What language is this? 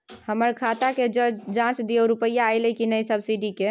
Maithili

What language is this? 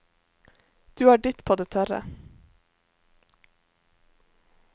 Norwegian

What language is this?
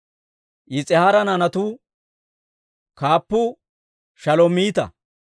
Dawro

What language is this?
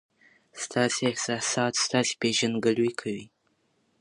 Pashto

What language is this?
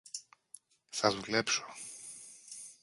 Greek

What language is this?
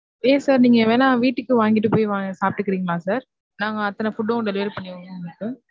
Tamil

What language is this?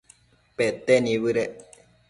Matsés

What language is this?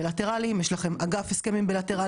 Hebrew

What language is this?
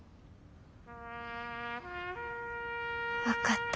Japanese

